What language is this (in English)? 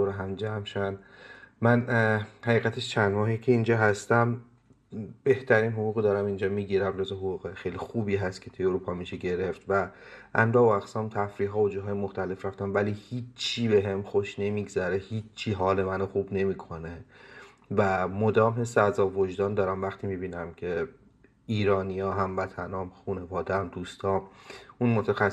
Persian